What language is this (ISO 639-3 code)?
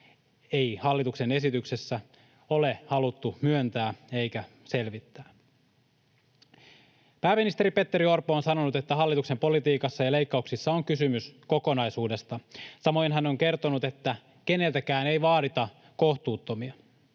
fin